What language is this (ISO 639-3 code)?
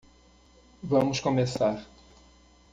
por